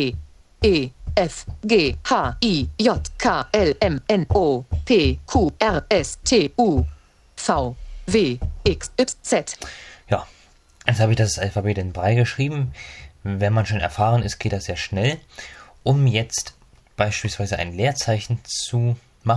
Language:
German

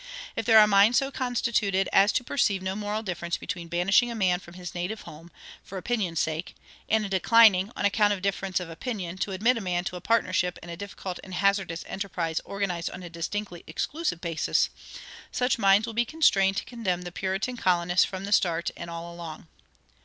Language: English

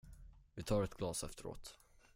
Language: Swedish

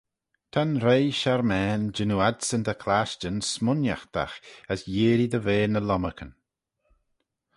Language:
Manx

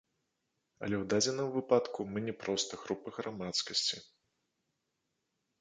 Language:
Belarusian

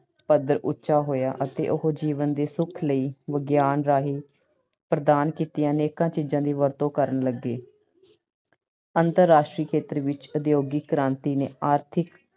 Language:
Punjabi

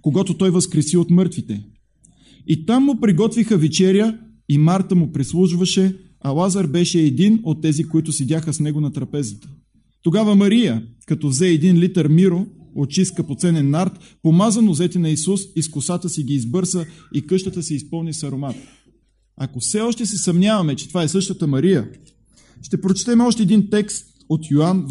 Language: Bulgarian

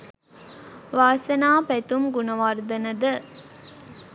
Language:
Sinhala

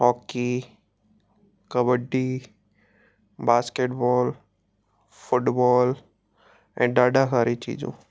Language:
Sindhi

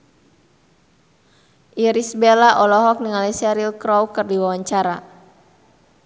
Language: Sundanese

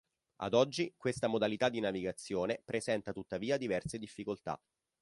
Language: Italian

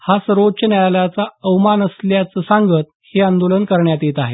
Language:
Marathi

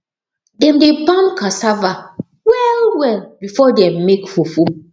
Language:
Nigerian Pidgin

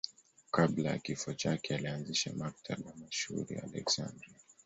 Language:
Swahili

